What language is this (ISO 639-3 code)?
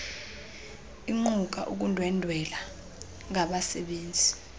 xho